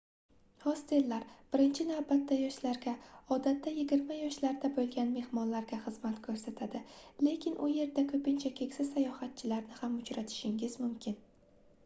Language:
Uzbek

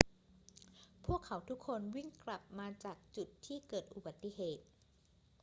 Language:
Thai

